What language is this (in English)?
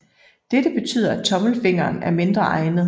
Danish